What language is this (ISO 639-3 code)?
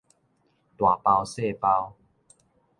nan